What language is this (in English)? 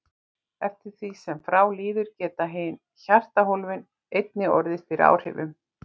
Icelandic